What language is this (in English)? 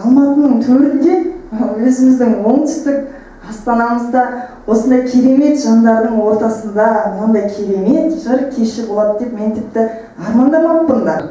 Turkish